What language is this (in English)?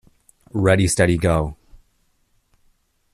English